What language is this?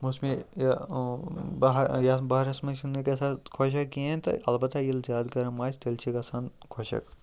Kashmiri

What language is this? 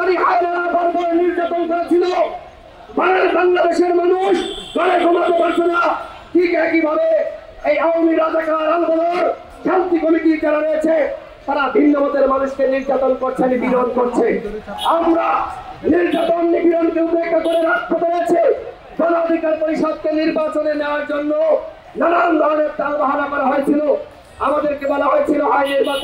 Arabic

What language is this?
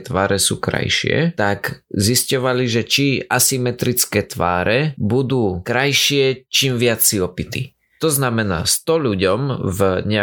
Slovak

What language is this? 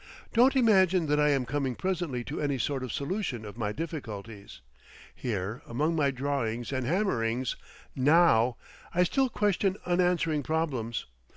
English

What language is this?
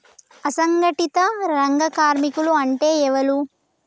Telugu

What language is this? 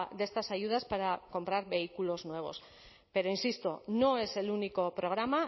Spanish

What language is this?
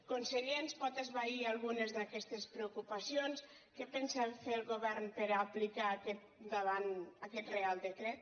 Catalan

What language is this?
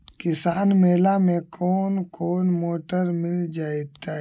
Magahi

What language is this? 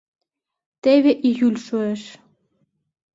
Mari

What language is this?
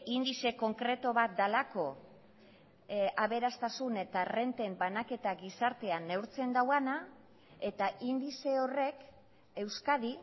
Basque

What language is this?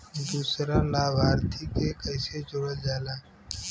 Bhojpuri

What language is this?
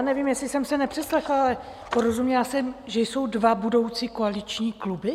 Czech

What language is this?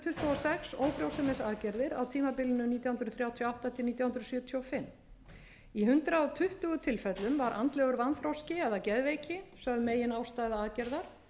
Icelandic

